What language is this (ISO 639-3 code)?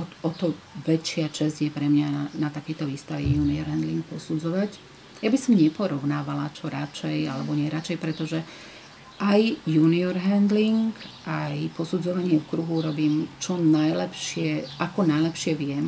slk